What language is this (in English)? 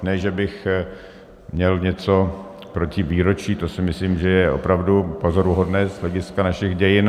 Czech